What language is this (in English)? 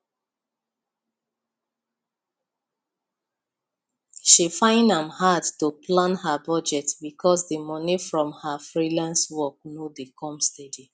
Nigerian Pidgin